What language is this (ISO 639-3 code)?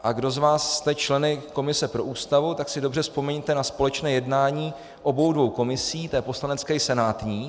ces